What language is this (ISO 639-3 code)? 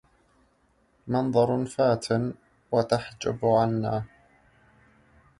ara